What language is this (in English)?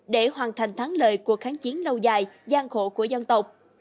Vietnamese